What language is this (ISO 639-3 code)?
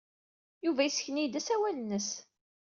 kab